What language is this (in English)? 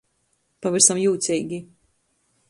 Latgalian